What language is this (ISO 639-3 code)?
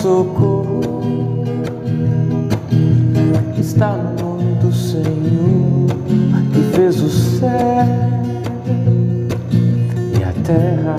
por